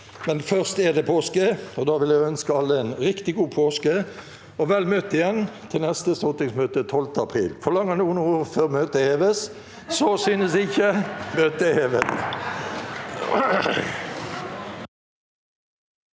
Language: Norwegian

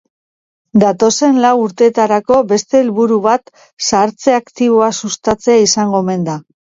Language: Basque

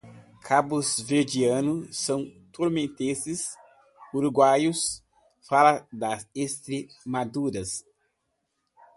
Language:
Portuguese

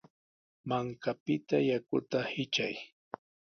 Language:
Sihuas Ancash Quechua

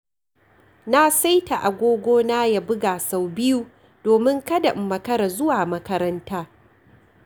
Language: Hausa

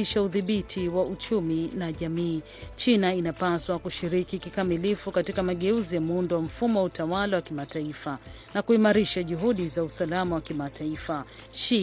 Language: Swahili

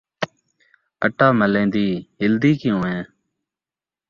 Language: Saraiki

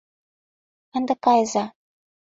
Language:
Mari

